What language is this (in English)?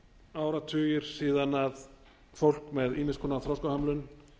Icelandic